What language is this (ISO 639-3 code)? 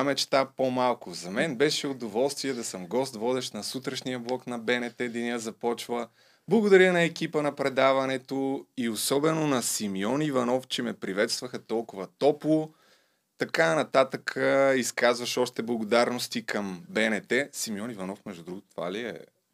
bul